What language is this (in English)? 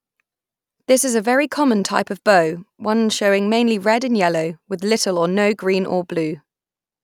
English